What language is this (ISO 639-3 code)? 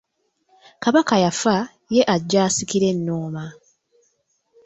lug